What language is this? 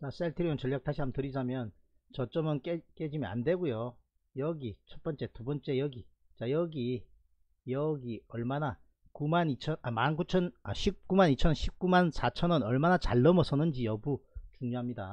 Korean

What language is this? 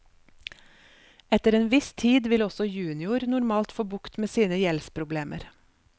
Norwegian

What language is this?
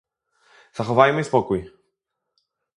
Polish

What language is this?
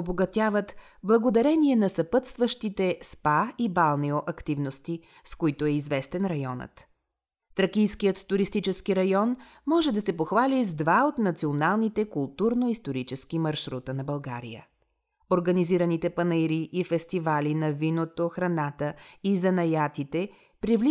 Bulgarian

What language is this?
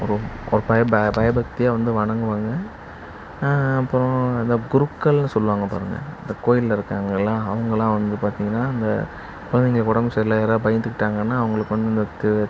Tamil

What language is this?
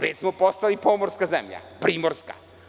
Serbian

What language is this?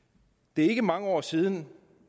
Danish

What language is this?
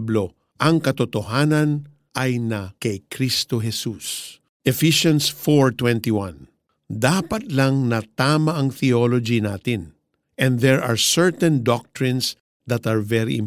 Filipino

